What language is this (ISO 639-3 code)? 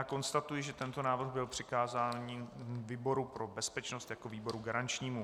ces